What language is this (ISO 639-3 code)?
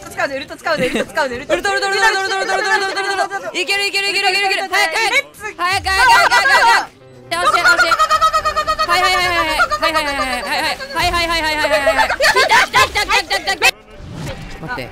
jpn